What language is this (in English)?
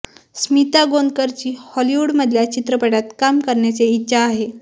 Marathi